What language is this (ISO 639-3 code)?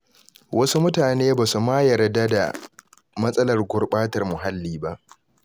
hau